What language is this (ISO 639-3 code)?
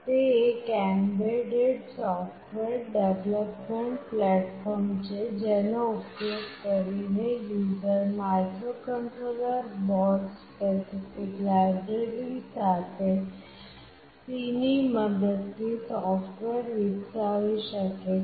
guj